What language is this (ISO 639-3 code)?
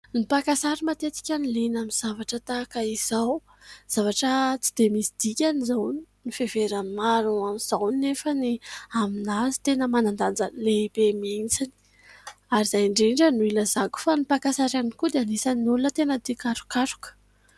mlg